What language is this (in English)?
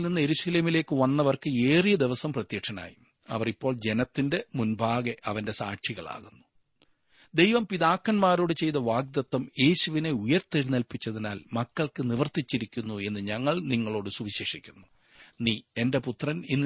Malayalam